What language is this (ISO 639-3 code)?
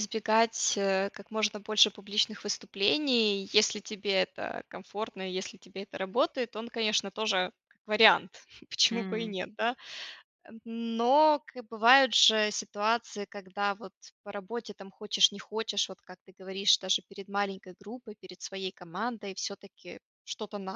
rus